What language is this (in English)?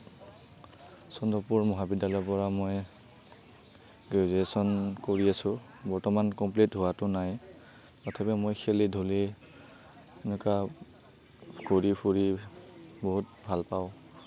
Assamese